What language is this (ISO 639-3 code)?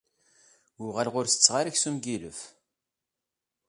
kab